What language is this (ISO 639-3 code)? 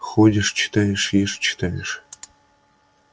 rus